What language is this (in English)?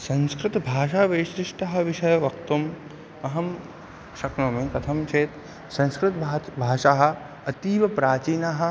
Sanskrit